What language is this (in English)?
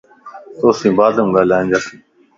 Lasi